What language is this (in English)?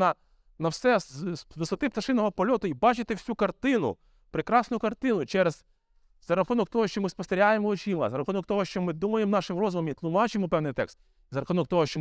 Ukrainian